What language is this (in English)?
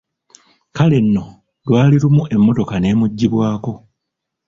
Ganda